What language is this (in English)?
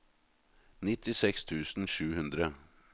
Norwegian